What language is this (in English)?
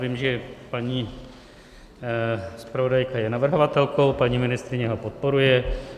Czech